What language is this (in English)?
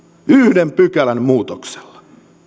Finnish